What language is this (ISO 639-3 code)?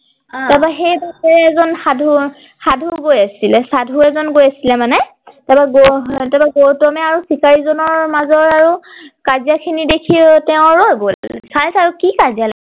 asm